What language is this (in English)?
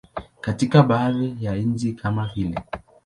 Swahili